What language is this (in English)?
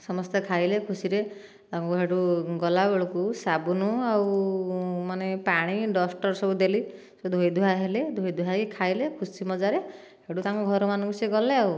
Odia